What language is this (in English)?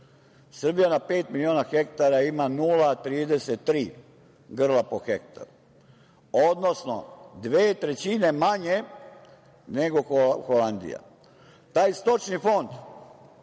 Serbian